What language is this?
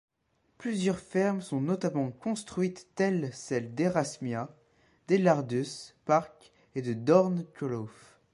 French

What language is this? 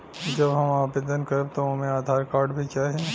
Bhojpuri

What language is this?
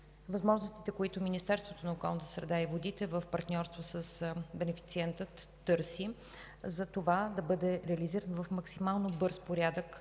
Bulgarian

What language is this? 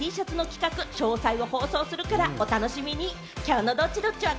Japanese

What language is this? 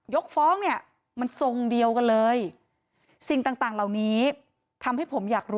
Thai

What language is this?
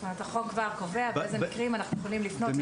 Hebrew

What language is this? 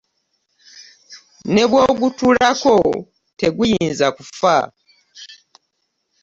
Ganda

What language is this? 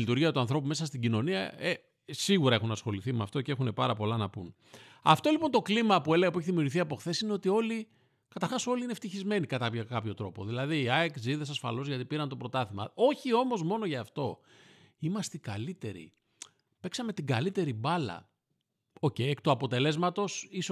Greek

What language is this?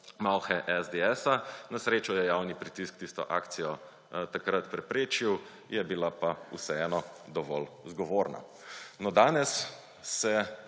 Slovenian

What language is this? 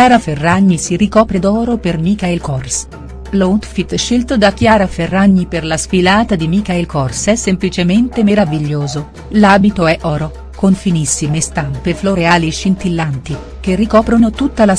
Italian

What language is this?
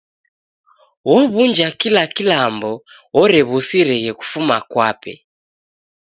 Taita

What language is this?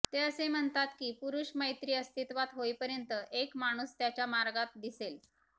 Marathi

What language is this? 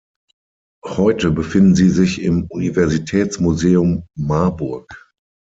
German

